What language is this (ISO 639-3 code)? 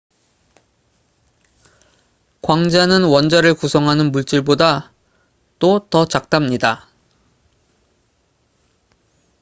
kor